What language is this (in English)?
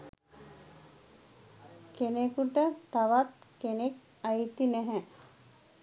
Sinhala